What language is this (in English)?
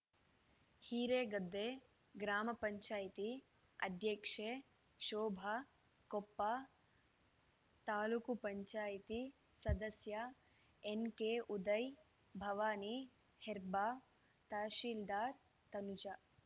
Kannada